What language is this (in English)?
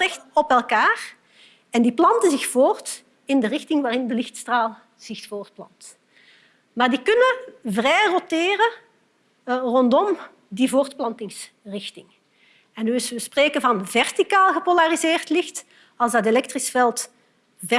Dutch